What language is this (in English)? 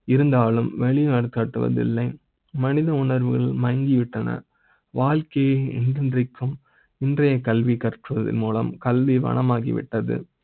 Tamil